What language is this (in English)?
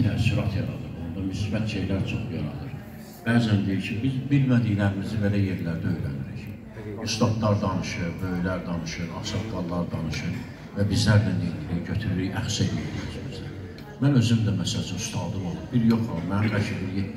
Turkish